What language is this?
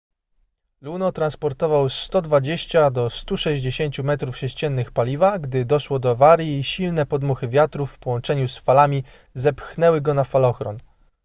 Polish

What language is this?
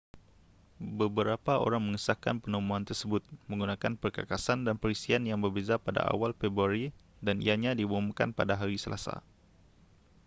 Malay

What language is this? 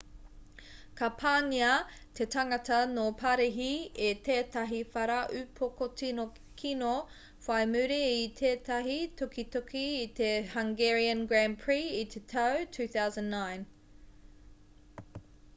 Māori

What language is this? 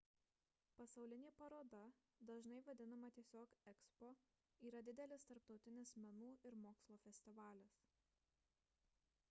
Lithuanian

